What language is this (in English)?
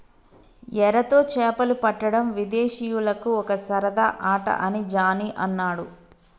Telugu